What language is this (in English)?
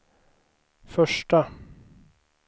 Swedish